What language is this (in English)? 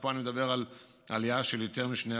Hebrew